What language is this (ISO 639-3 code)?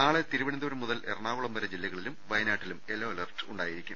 mal